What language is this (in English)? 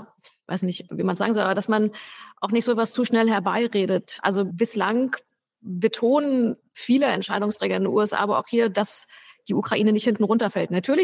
German